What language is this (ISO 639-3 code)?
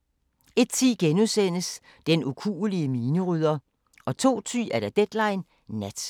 dan